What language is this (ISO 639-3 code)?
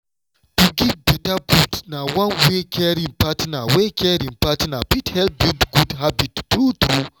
pcm